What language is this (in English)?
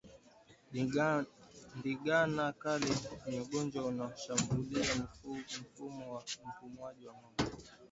Swahili